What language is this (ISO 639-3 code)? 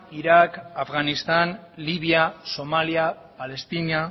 eus